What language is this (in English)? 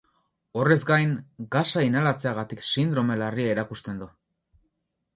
Basque